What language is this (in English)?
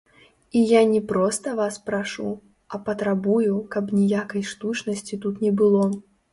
Belarusian